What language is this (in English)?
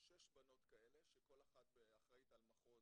Hebrew